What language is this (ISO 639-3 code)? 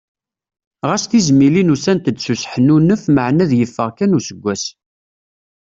kab